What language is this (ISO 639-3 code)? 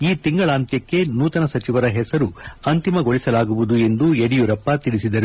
kan